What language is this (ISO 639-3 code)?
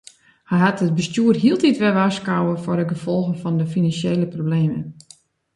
fry